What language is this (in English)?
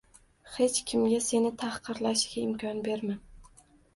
Uzbek